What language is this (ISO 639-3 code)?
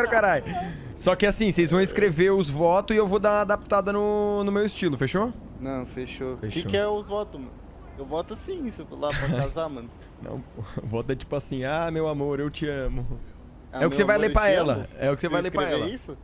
por